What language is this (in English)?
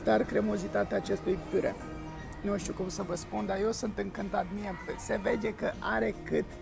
Romanian